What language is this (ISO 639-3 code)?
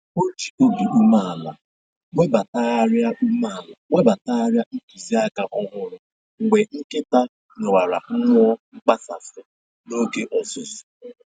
ibo